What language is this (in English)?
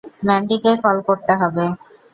Bangla